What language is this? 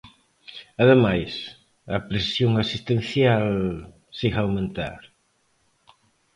Galician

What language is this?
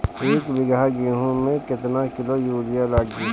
Bhojpuri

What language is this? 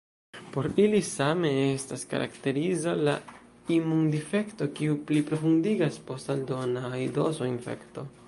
Esperanto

